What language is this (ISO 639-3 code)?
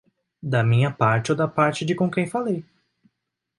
por